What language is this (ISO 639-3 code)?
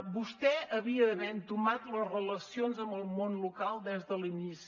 cat